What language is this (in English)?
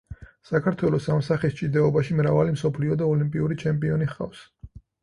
Georgian